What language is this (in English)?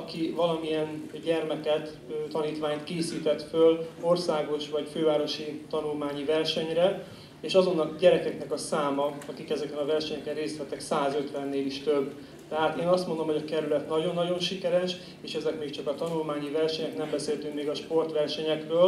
Hungarian